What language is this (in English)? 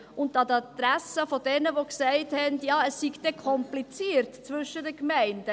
Swiss German